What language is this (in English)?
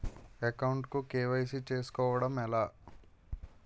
Telugu